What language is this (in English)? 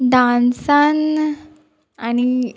Konkani